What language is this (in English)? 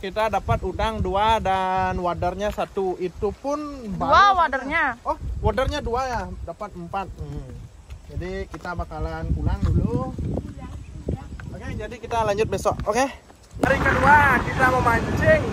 Indonesian